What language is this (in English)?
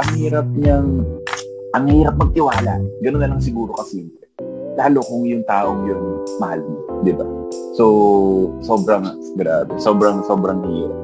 Filipino